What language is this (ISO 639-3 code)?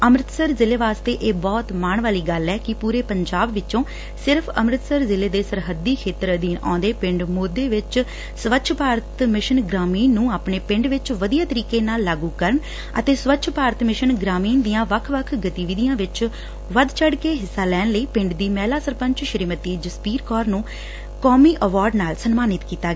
pan